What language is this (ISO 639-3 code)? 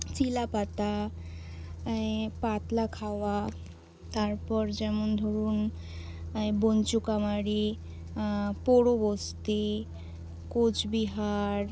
ben